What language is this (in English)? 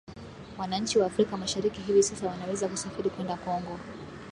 Swahili